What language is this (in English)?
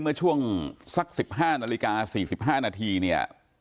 Thai